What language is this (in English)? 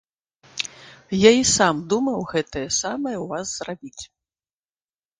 Belarusian